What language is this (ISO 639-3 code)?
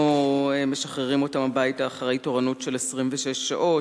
heb